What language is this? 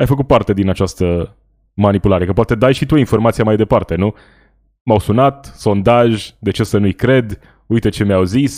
Romanian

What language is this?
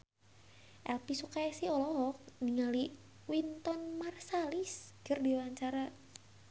Sundanese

